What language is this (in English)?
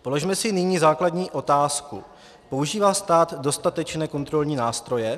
Czech